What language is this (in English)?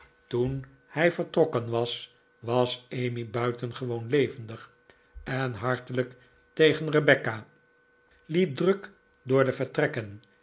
Dutch